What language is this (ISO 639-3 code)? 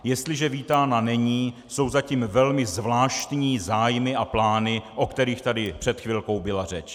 ces